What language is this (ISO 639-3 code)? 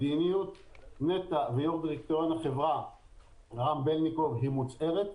heb